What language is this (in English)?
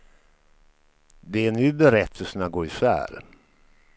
Swedish